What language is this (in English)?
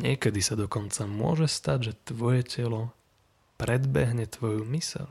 Slovak